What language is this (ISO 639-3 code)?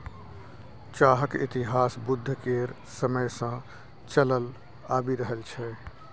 mai